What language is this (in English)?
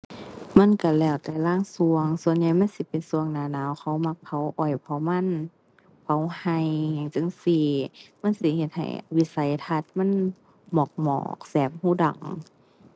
Thai